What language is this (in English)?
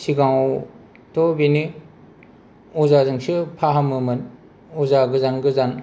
Bodo